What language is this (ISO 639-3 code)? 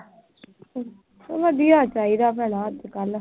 pan